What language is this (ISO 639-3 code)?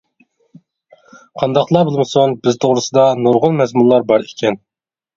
uig